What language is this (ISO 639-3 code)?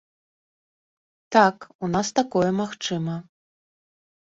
bel